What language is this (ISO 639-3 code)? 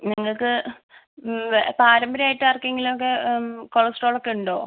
mal